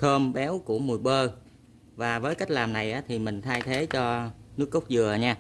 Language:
Vietnamese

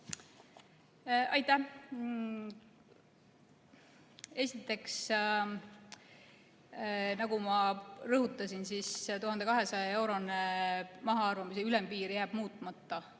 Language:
Estonian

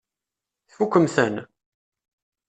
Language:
Kabyle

